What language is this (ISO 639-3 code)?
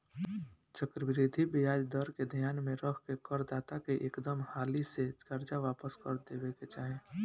bho